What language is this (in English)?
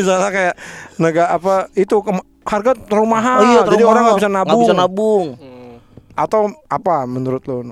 Indonesian